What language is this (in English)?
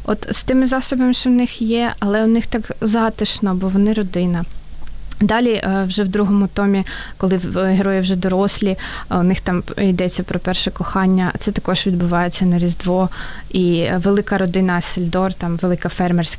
Ukrainian